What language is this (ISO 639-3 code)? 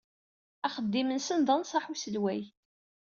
kab